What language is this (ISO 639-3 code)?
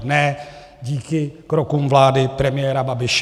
ces